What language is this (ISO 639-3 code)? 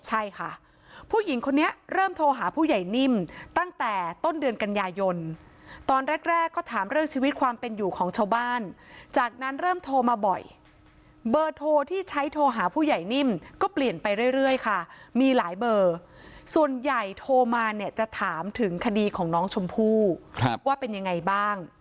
tha